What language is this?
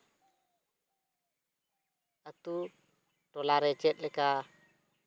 Santali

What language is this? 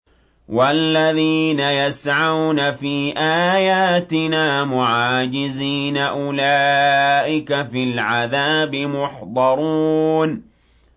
Arabic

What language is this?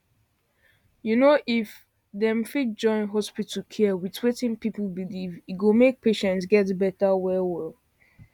Nigerian Pidgin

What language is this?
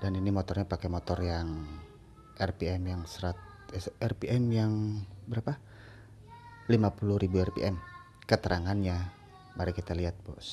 Indonesian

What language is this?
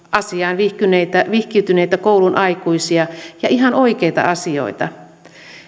Finnish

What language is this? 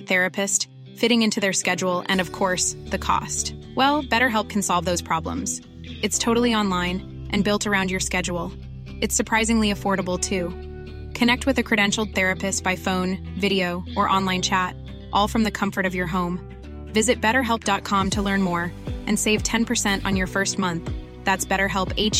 Filipino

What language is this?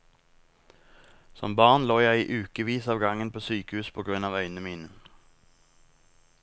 Norwegian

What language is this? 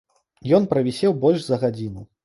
Belarusian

